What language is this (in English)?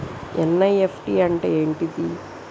Telugu